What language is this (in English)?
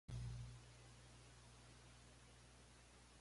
Min Nan Chinese